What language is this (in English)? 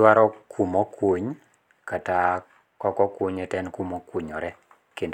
Luo (Kenya and Tanzania)